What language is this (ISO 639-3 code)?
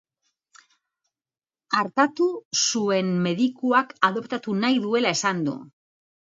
eus